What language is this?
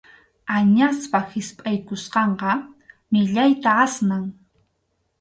Arequipa-La Unión Quechua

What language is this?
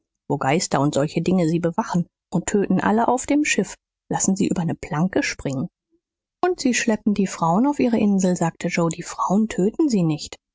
German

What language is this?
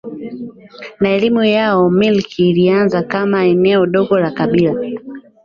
Swahili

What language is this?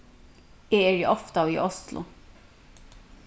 Faroese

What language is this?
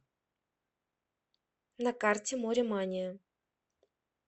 Russian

